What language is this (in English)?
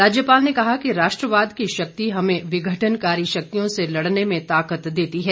Hindi